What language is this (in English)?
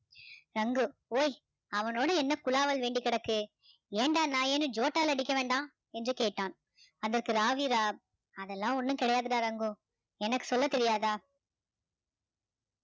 Tamil